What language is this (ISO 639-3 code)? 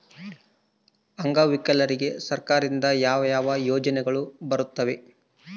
kan